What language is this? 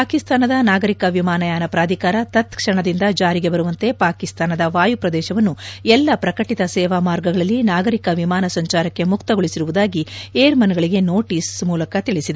Kannada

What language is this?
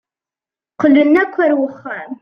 Kabyle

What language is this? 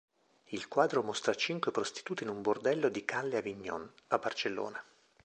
Italian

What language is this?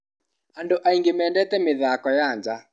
Kikuyu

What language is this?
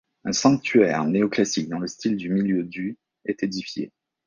French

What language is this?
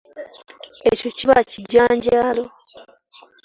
Ganda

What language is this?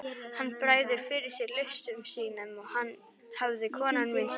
Icelandic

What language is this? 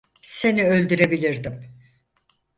Turkish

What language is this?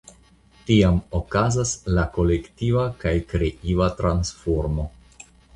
Esperanto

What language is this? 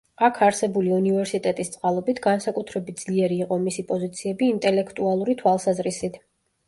Georgian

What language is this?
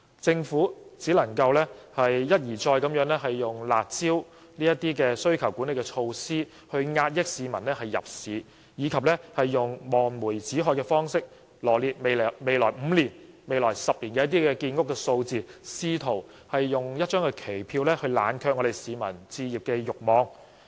Cantonese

